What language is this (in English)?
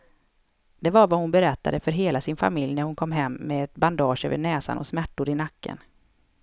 Swedish